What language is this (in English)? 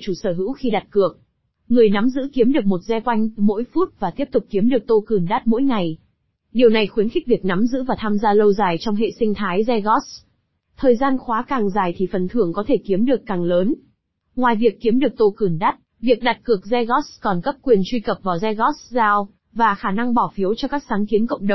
Vietnamese